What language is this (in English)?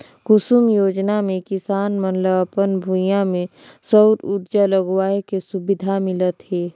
Chhattisgarhi